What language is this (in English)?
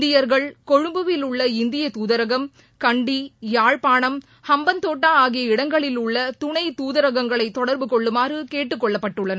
Tamil